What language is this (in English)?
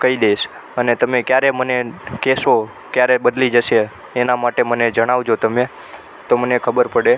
Gujarati